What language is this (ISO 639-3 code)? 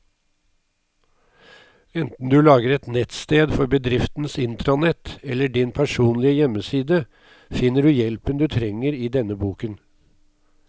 nor